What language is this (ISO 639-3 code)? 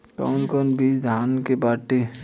bho